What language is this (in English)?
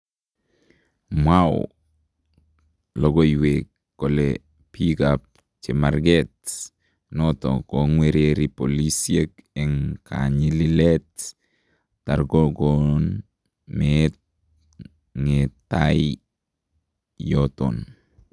Kalenjin